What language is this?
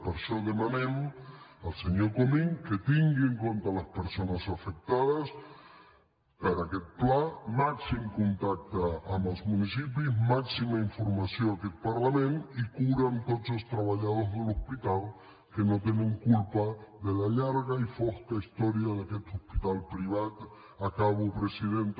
Catalan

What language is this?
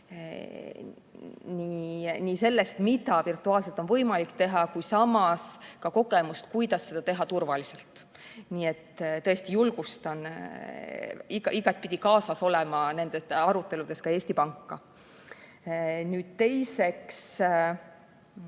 Estonian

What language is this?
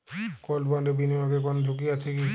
Bangla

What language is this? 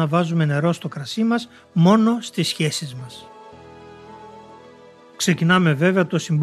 Greek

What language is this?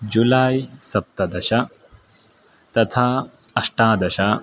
Sanskrit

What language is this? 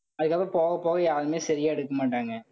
Tamil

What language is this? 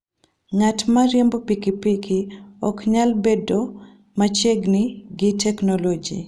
Luo (Kenya and Tanzania)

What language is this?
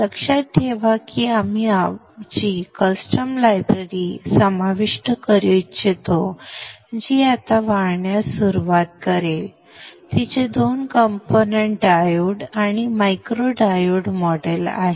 Marathi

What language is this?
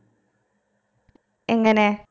Malayalam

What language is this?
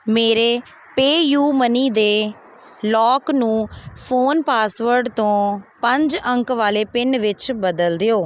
Punjabi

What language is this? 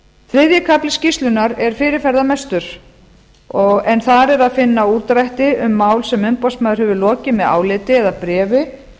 Icelandic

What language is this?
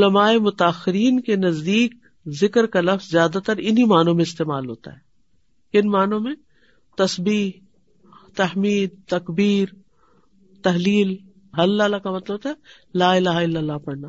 Urdu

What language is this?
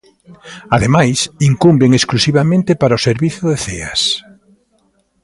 Galician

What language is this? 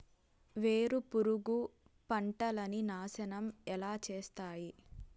Telugu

